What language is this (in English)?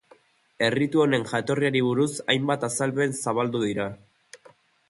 Basque